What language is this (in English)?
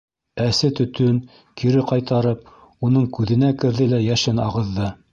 Bashkir